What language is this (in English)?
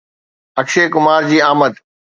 Sindhi